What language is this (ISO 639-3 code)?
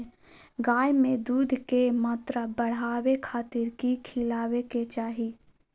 mag